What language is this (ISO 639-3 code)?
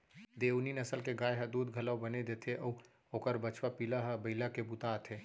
hne